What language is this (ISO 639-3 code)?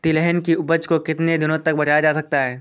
hin